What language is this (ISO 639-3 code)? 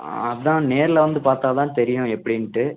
tam